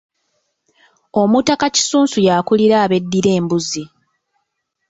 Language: Ganda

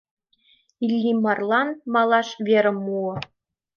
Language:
Mari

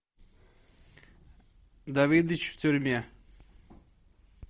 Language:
Russian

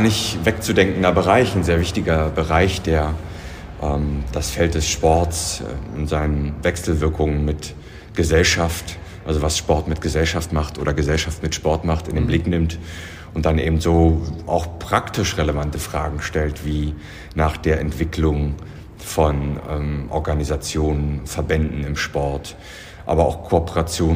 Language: German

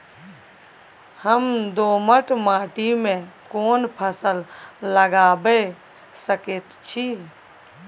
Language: Maithili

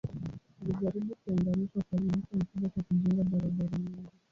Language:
Swahili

